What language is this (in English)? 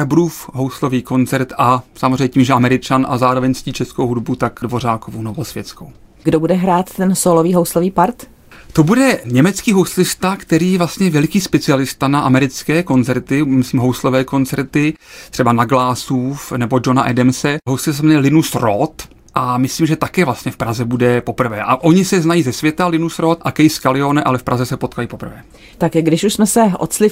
Czech